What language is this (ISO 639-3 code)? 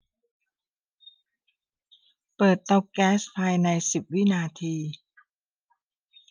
tha